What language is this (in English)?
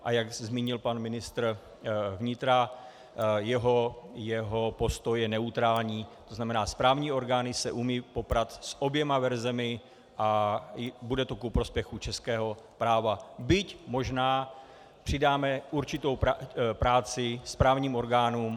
Czech